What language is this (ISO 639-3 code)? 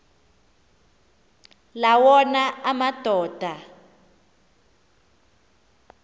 xho